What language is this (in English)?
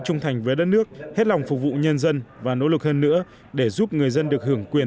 Vietnamese